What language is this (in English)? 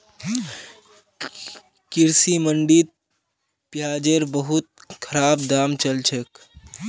Magahi